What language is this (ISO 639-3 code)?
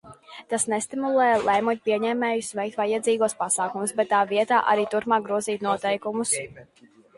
lav